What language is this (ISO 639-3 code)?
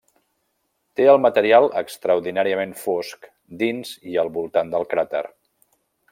cat